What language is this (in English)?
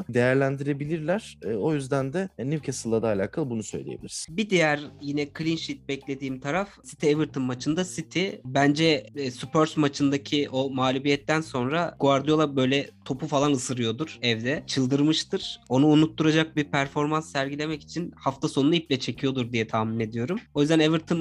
Turkish